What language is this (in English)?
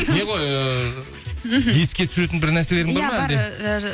Kazakh